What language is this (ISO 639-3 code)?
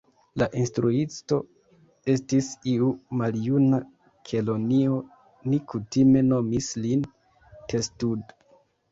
epo